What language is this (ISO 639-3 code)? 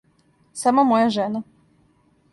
srp